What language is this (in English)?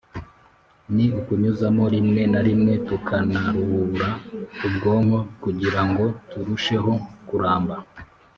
Kinyarwanda